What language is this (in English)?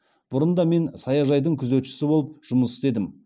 Kazakh